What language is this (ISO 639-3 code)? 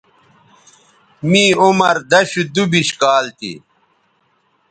btv